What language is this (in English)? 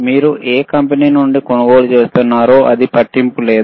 Telugu